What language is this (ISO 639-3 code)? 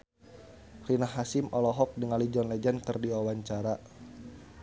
sun